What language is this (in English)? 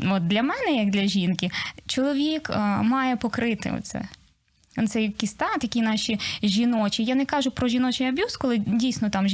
Ukrainian